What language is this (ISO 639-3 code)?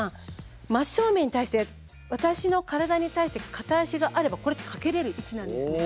jpn